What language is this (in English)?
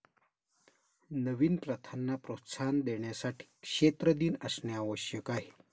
Marathi